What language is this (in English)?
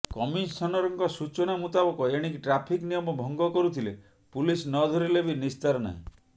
Odia